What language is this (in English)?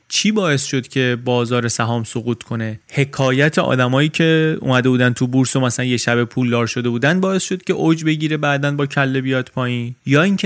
Persian